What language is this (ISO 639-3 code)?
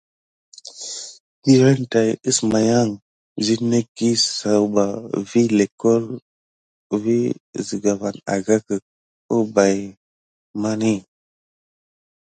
gid